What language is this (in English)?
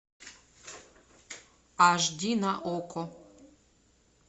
Russian